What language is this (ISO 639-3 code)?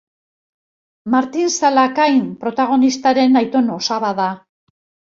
eus